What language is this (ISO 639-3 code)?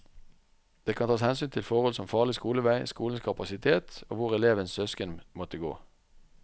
nor